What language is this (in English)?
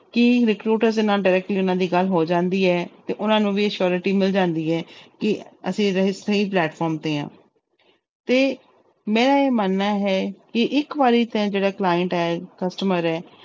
Punjabi